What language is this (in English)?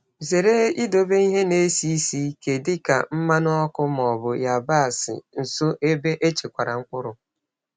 Igbo